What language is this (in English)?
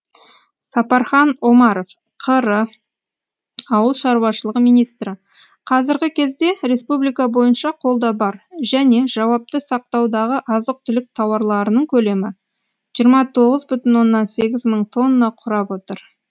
Kazakh